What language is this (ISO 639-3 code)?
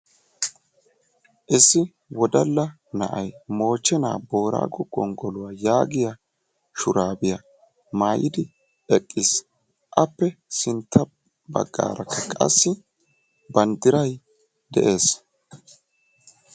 wal